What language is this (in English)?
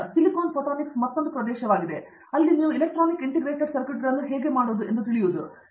Kannada